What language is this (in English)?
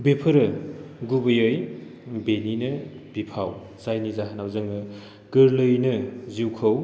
Bodo